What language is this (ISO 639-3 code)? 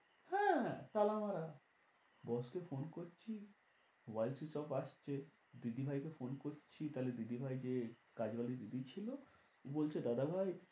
ben